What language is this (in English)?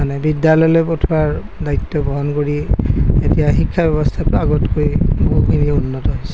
Assamese